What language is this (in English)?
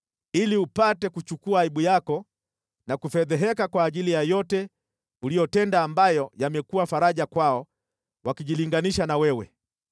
Swahili